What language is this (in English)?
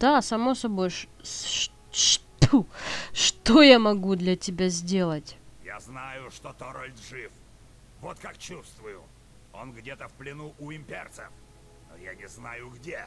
Russian